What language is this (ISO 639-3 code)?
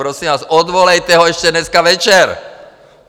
ces